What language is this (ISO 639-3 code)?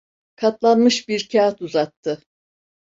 tur